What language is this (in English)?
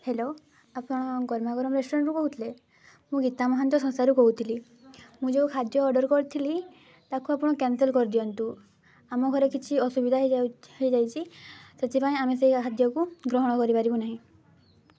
Odia